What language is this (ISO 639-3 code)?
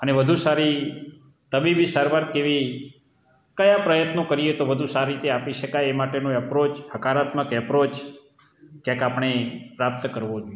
guj